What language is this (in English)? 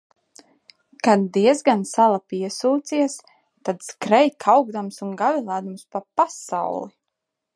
Latvian